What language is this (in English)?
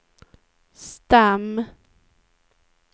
Swedish